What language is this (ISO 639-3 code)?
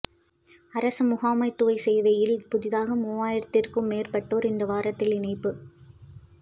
tam